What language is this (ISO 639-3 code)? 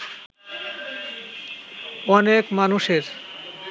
ben